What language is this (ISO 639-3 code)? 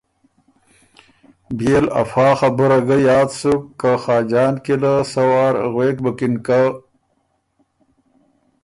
oru